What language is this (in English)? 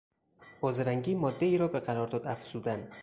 Persian